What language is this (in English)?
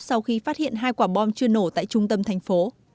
Vietnamese